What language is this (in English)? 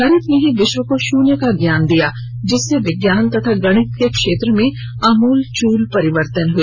Hindi